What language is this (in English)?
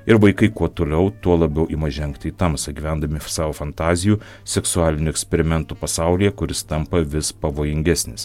Lithuanian